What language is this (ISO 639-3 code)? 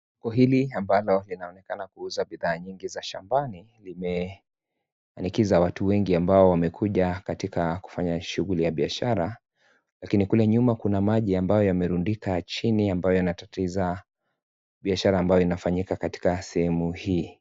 swa